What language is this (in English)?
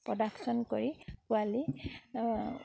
Assamese